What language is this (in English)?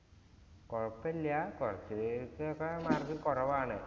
Malayalam